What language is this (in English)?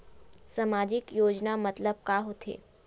Chhattisgarhi